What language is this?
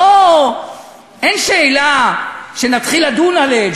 Hebrew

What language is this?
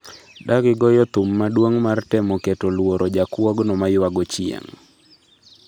Luo (Kenya and Tanzania)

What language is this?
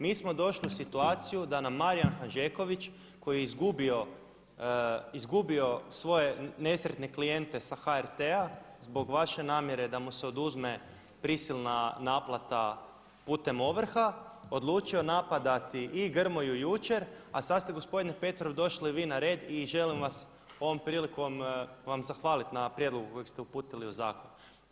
Croatian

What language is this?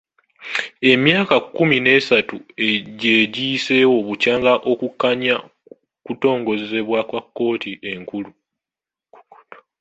Ganda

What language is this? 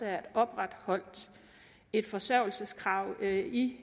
Danish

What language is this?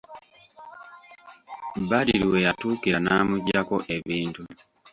Ganda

